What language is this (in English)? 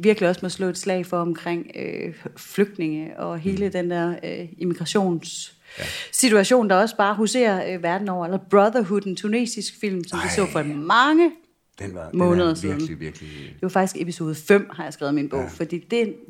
Danish